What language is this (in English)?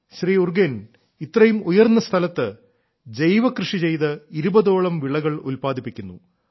Malayalam